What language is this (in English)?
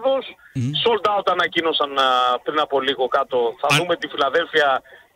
Greek